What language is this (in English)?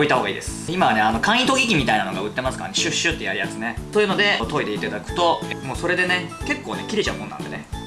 Japanese